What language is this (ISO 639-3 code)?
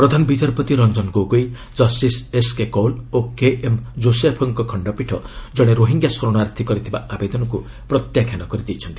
ori